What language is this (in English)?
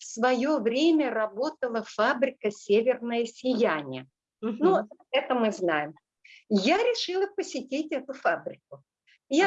Russian